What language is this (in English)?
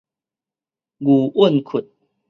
Min Nan Chinese